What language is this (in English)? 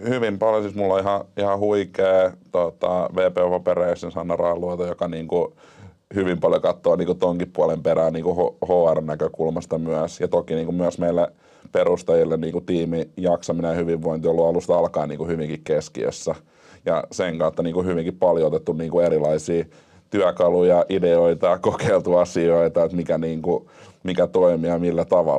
Finnish